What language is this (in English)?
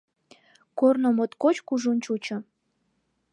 Mari